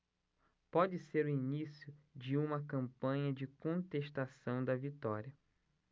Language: Portuguese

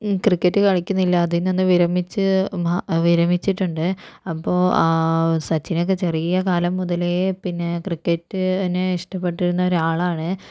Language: Malayalam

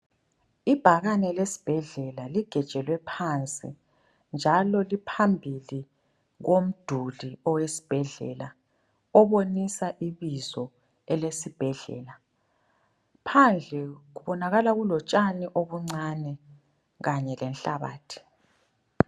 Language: North Ndebele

